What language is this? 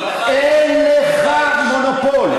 Hebrew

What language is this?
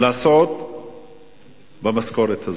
Hebrew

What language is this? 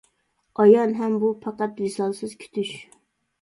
Uyghur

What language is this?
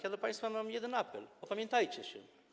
Polish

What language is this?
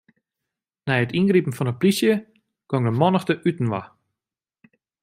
Western Frisian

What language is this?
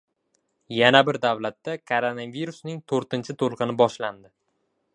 Uzbek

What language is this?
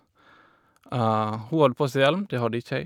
Norwegian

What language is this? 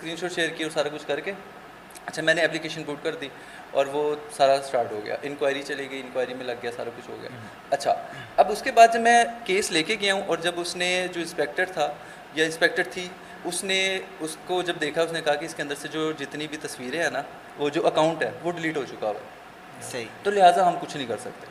Urdu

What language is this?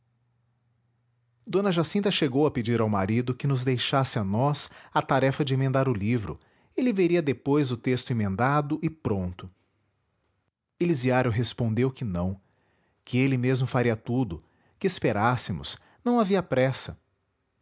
Portuguese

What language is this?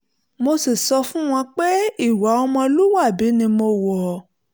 Yoruba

